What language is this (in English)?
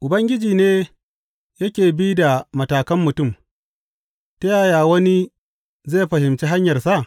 Hausa